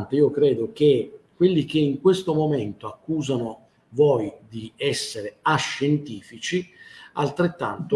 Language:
Italian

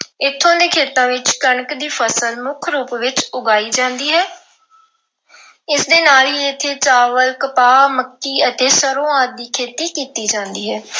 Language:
Punjabi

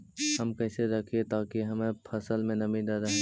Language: Magahi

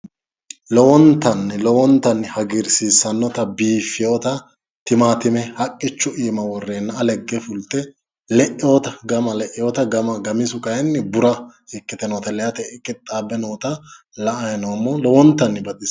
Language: Sidamo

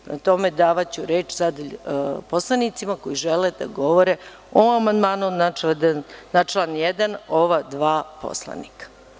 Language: Serbian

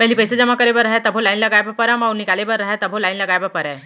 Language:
Chhattisgarhi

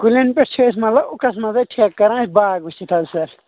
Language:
Kashmiri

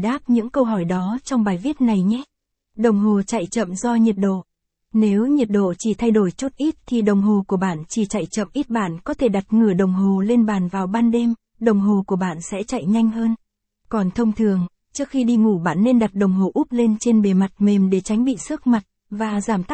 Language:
Vietnamese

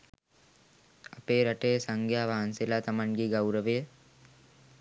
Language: Sinhala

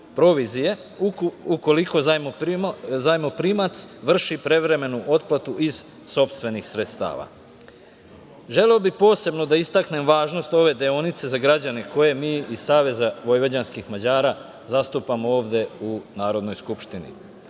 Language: Serbian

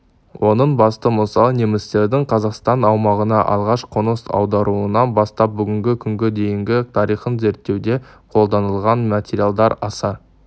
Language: Kazakh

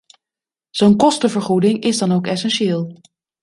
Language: Dutch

